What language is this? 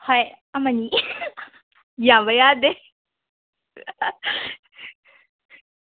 Manipuri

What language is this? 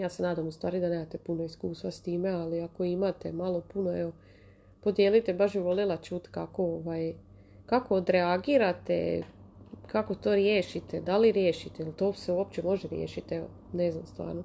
Croatian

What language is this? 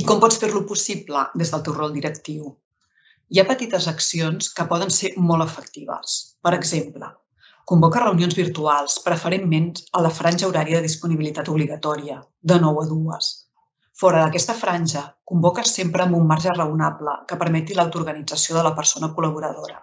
Catalan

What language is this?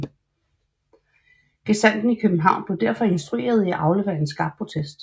Danish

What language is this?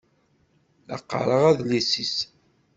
Kabyle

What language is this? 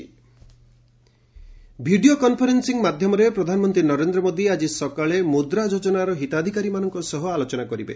Odia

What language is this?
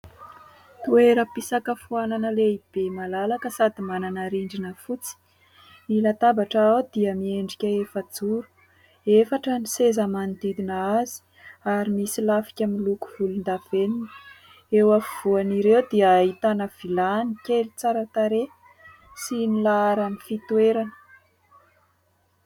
Malagasy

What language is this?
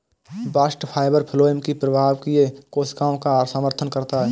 Hindi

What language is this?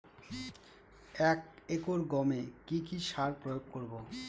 Bangla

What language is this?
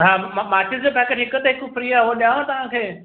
Sindhi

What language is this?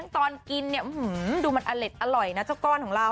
Thai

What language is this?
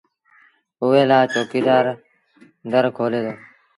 Sindhi Bhil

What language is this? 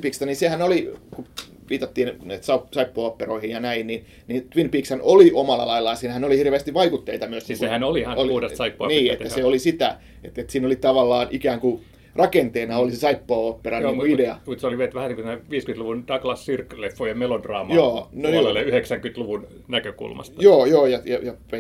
Finnish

